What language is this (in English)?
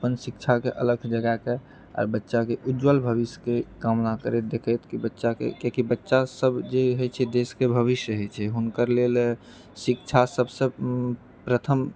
Maithili